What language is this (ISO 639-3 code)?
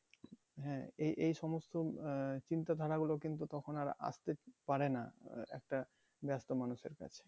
ben